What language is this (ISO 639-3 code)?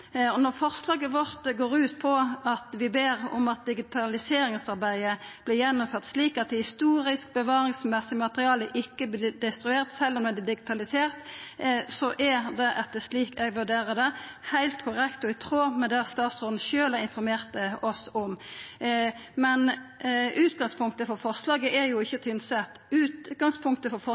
nno